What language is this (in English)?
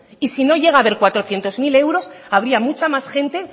Spanish